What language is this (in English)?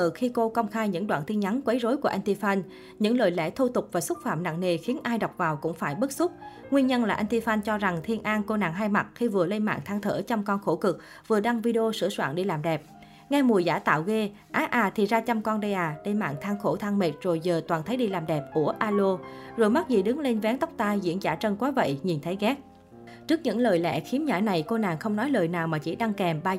Vietnamese